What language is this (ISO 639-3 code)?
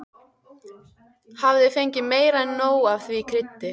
isl